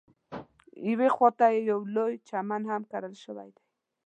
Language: Pashto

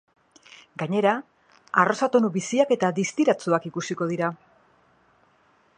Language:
Basque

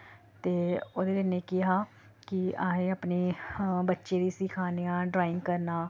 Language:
Dogri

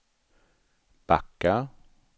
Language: Swedish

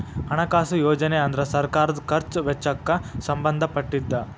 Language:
Kannada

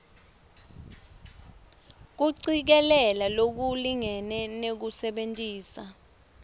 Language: Swati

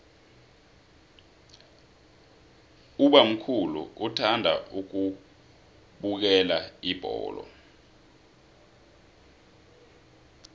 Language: South Ndebele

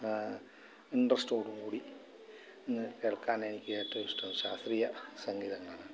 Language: Malayalam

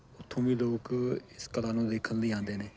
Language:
Punjabi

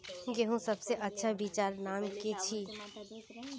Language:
Magahi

